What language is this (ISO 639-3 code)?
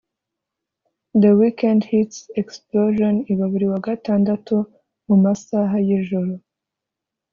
kin